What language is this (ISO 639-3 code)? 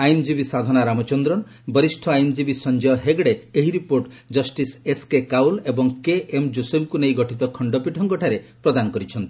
ori